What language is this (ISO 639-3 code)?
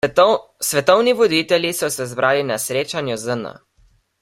slv